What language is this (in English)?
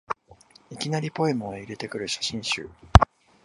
Japanese